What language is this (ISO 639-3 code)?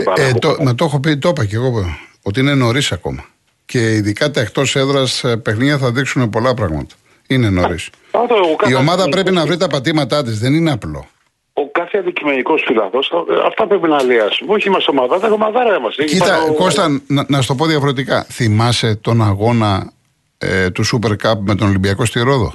ell